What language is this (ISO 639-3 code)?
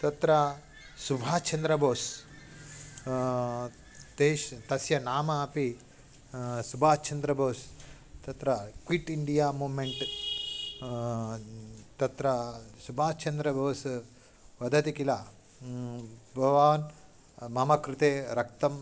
san